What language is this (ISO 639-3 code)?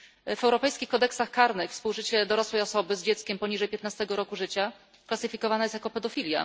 pol